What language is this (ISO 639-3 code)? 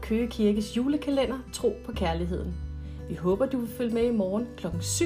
dan